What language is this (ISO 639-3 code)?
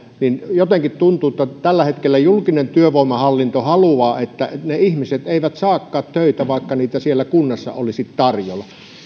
fin